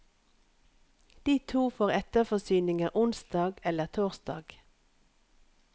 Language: Norwegian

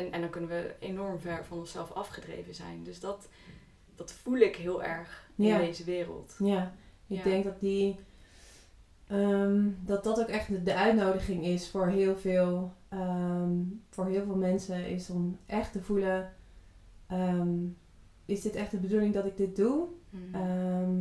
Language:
Dutch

